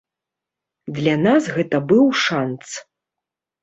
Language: Belarusian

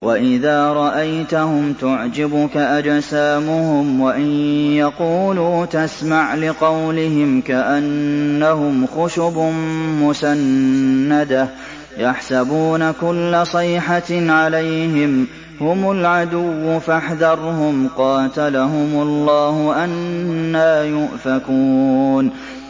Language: Arabic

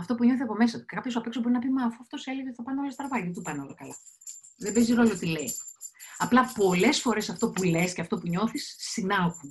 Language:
Greek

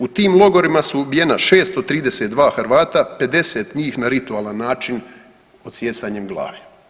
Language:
Croatian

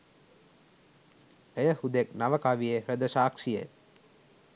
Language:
Sinhala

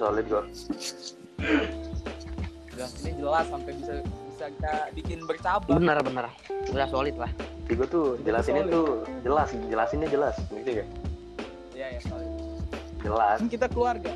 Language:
Indonesian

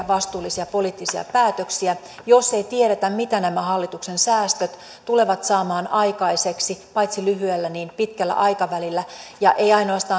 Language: Finnish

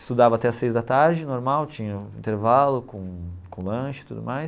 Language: Portuguese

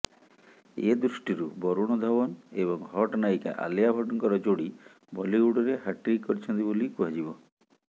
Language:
Odia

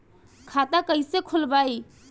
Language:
Bhojpuri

